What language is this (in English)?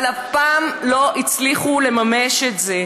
Hebrew